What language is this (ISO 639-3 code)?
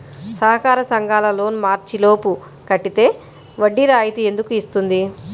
tel